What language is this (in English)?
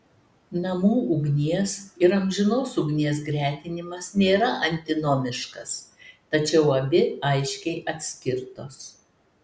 Lithuanian